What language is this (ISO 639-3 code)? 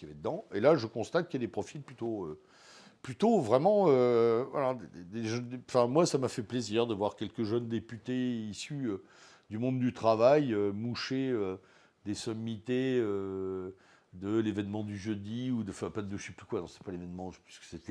fra